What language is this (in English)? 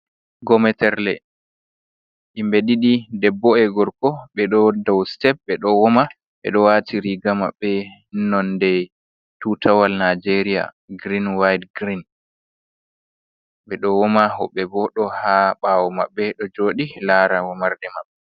Fula